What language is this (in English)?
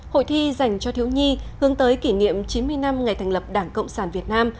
Vietnamese